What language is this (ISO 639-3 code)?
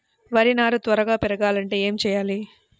tel